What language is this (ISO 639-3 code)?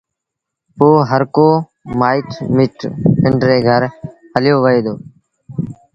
sbn